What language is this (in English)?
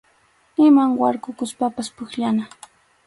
Arequipa-La Unión Quechua